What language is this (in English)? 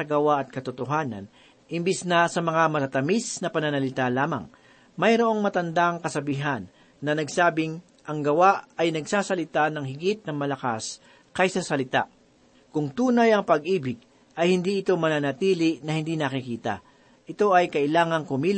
Filipino